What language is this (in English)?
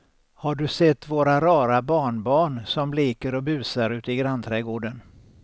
Swedish